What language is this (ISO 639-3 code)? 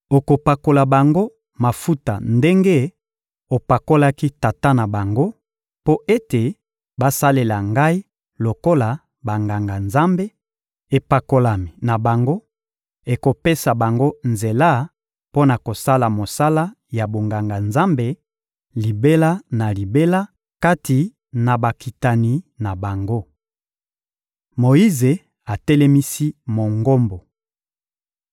lin